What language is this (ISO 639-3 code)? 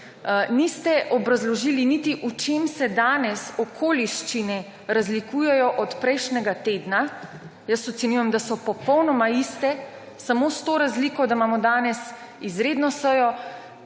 slv